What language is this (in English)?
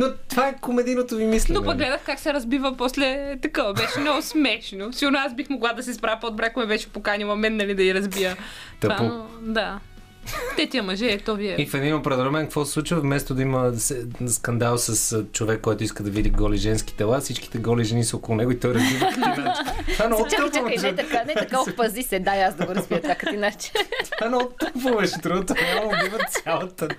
Bulgarian